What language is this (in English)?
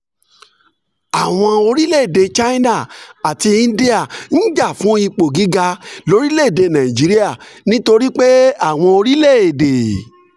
Yoruba